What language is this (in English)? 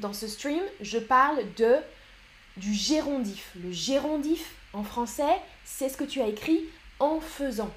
French